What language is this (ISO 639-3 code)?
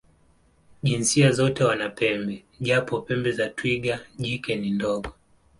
swa